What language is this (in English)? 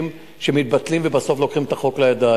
Hebrew